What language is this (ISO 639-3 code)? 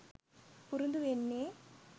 sin